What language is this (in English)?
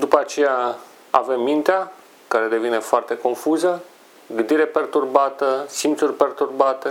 Romanian